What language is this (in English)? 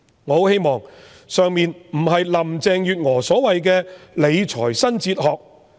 Cantonese